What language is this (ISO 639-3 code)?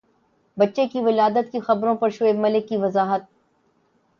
urd